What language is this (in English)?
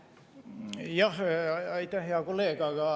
Estonian